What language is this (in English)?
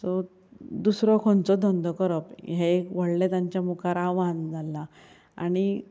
Konkani